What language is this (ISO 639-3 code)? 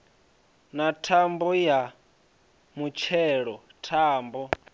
ven